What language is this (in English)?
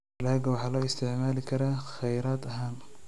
Somali